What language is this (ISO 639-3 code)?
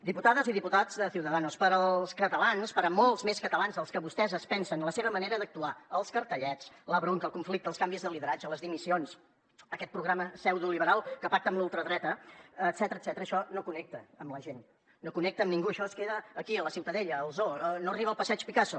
cat